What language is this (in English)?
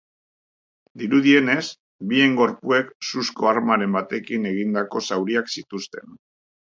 Basque